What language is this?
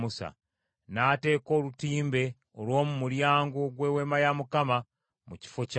Ganda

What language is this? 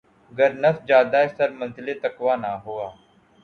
Urdu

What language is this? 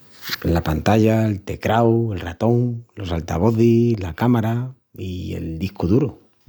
Extremaduran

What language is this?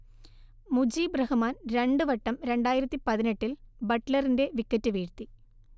Malayalam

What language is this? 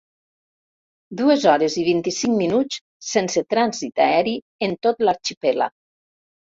Catalan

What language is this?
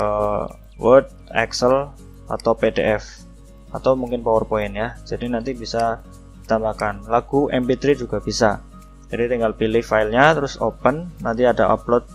Indonesian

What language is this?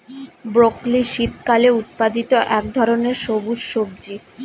Bangla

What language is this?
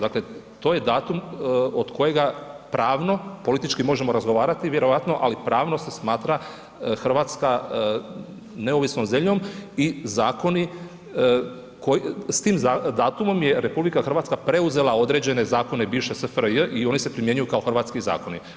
Croatian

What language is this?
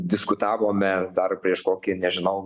Lithuanian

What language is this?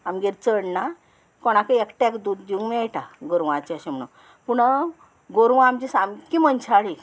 Konkani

